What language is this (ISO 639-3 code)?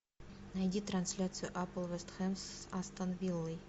rus